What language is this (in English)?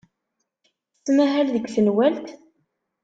Kabyle